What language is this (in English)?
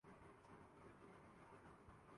Urdu